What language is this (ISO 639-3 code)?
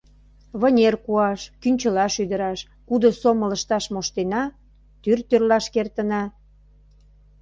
chm